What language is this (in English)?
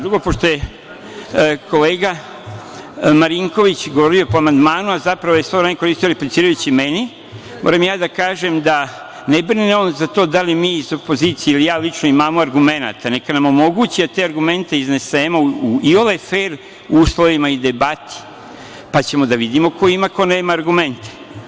Serbian